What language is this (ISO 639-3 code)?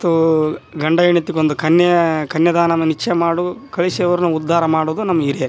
kan